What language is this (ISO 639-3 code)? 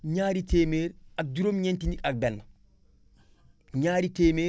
wol